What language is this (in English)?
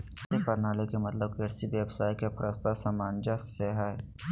Magahi